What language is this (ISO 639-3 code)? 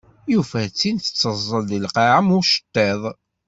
kab